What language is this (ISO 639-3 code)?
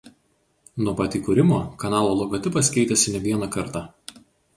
lit